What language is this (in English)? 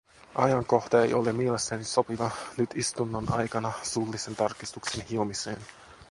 Finnish